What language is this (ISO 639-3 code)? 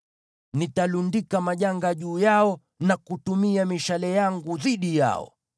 swa